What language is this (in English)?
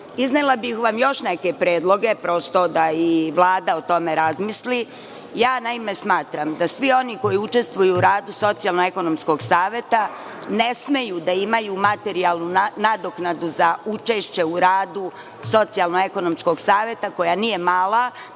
Serbian